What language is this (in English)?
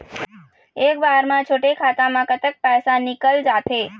Chhattisgarhi